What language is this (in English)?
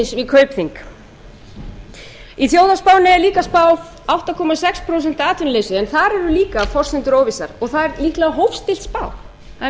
Icelandic